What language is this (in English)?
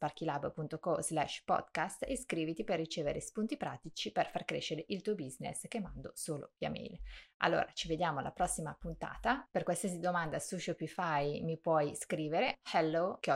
Italian